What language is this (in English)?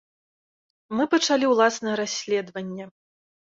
Belarusian